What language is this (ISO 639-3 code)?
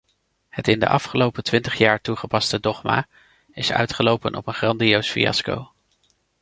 nld